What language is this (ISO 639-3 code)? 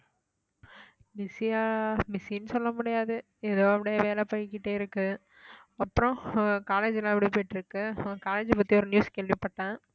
tam